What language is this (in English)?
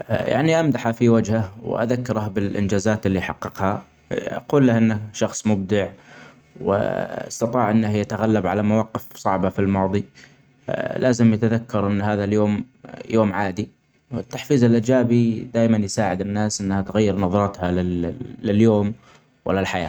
Omani Arabic